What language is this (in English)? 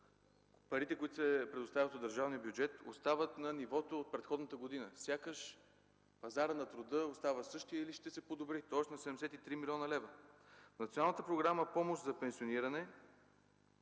Bulgarian